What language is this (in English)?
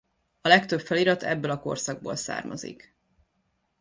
Hungarian